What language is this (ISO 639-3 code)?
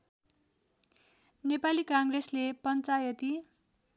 nep